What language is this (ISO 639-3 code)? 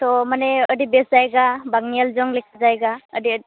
sat